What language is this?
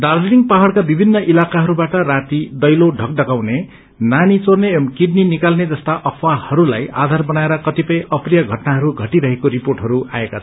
Nepali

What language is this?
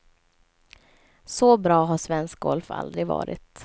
Swedish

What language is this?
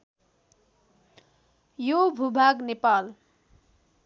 Nepali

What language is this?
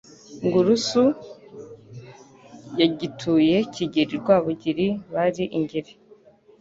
Kinyarwanda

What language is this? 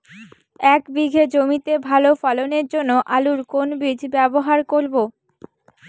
Bangla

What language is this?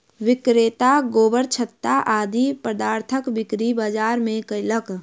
Maithili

